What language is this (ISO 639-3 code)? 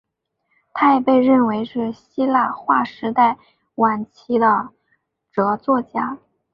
zho